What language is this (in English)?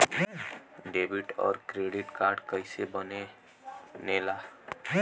Bhojpuri